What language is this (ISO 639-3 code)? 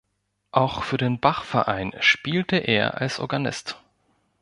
deu